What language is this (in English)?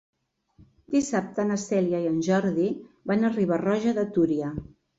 Catalan